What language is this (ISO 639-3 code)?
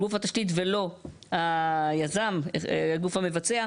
heb